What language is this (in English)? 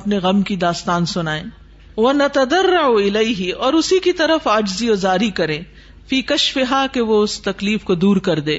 Urdu